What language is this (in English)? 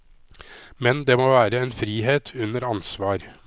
Norwegian